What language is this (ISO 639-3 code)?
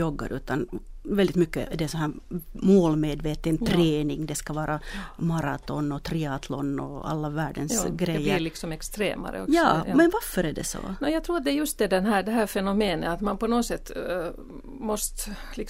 swe